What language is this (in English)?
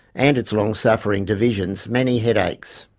English